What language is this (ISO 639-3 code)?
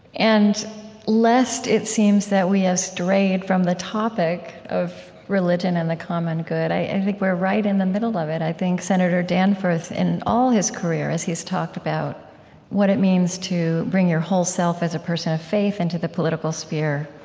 eng